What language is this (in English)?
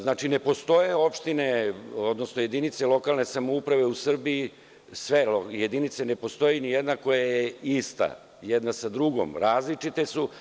Serbian